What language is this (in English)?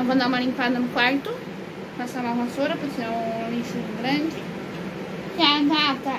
Portuguese